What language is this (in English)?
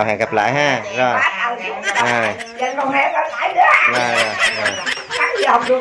Vietnamese